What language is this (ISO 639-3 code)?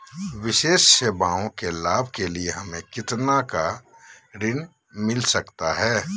mag